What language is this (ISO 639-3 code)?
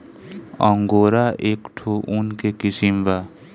bho